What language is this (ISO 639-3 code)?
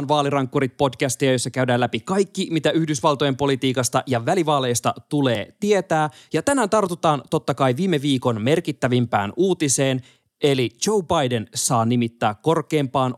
fin